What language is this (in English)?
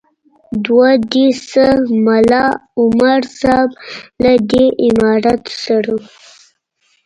Pashto